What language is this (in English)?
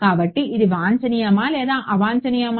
Telugu